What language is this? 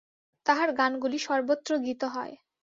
Bangla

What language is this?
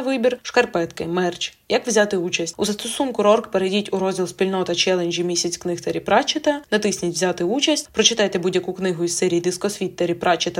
Ukrainian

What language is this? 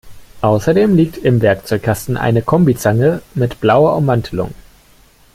German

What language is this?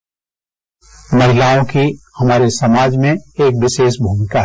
Hindi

